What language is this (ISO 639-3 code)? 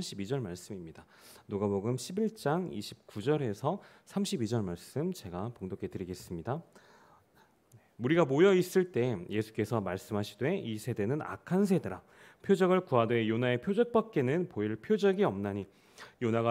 kor